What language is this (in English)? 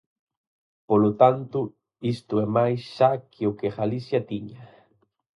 Galician